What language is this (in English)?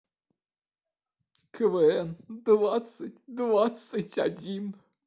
Russian